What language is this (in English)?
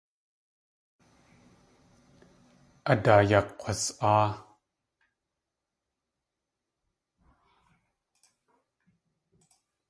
Tlingit